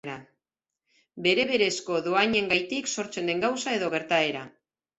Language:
Basque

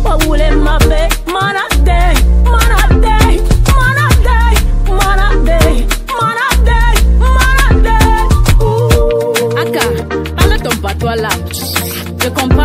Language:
Romanian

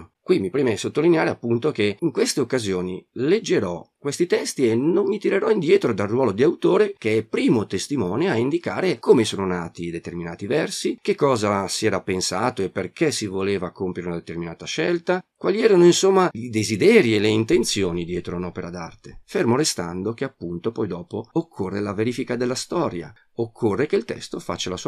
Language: Italian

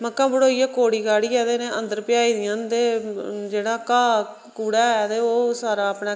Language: Dogri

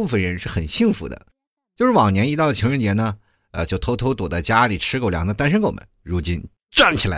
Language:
Chinese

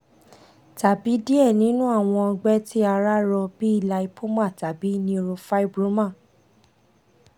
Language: Yoruba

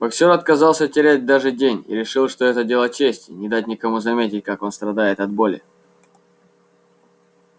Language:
Russian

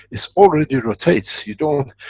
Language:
English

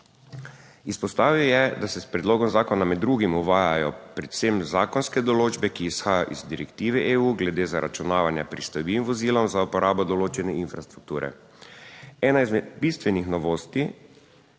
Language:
Slovenian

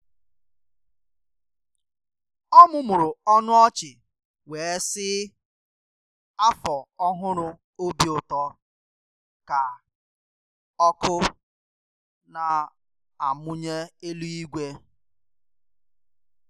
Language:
Igbo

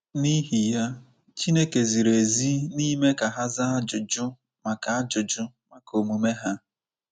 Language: Igbo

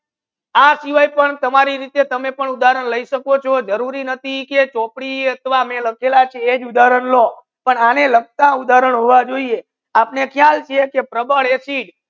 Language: Gujarati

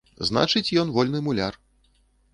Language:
Belarusian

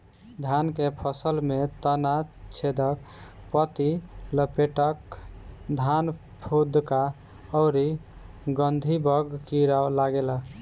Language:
Bhojpuri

